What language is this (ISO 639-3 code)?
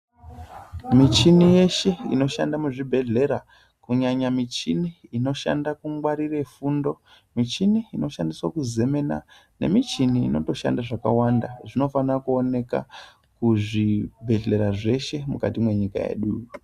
ndc